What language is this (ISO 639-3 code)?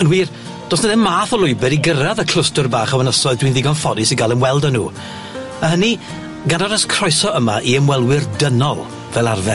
cym